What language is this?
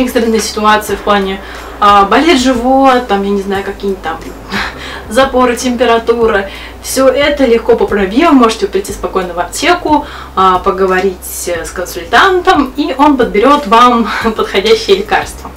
Russian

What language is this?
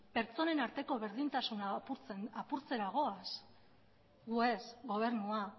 Basque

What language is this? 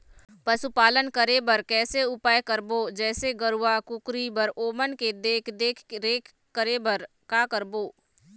Chhattisgarhi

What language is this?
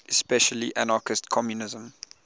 English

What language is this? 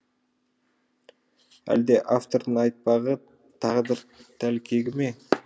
Kazakh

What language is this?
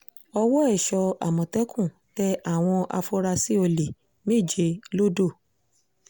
Yoruba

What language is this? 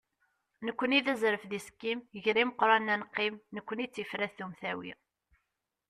Kabyle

